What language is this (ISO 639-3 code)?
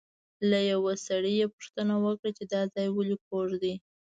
pus